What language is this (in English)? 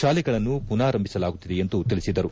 Kannada